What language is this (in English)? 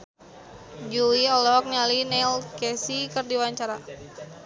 Sundanese